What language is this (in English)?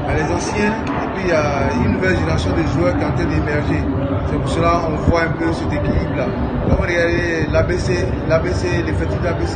French